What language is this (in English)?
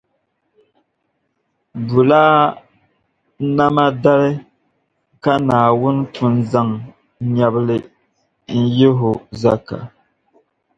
Dagbani